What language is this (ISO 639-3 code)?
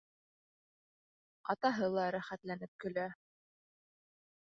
bak